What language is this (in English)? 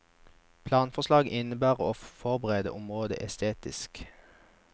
Norwegian